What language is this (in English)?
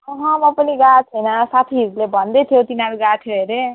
Nepali